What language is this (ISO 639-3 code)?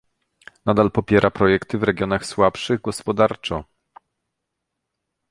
pol